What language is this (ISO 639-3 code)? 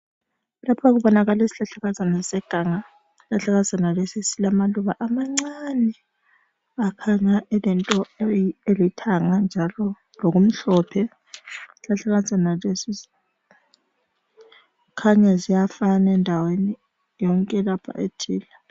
nde